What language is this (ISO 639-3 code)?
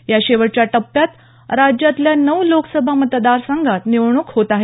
mar